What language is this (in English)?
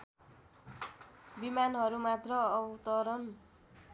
Nepali